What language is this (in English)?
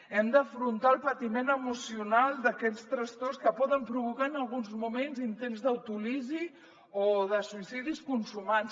Catalan